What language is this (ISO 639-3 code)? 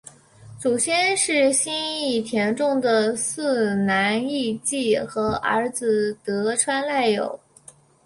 zho